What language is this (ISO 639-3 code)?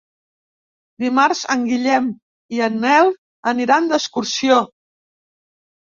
cat